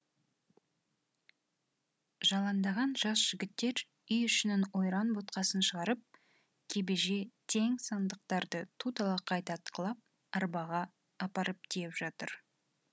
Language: Kazakh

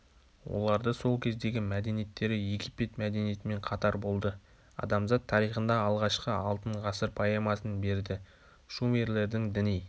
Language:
Kazakh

